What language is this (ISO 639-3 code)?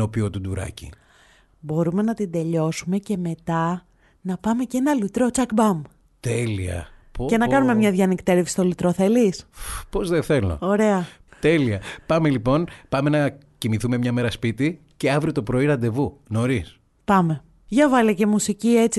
ell